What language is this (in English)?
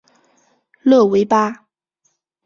Chinese